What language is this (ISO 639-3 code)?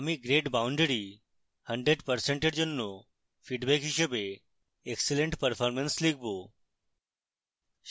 ben